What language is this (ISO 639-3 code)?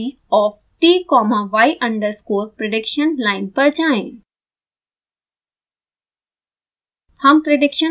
hin